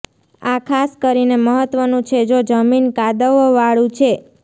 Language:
Gujarati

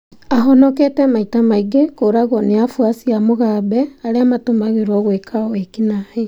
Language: Kikuyu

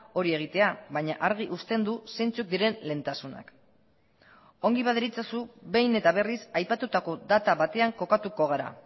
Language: Basque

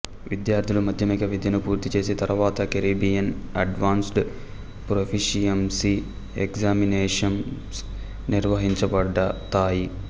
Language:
Telugu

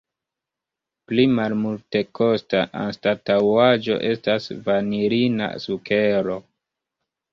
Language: Esperanto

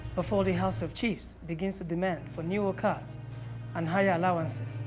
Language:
English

